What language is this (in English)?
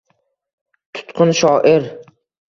Uzbek